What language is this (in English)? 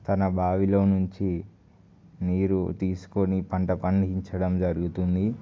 Telugu